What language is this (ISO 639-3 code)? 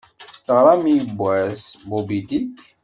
kab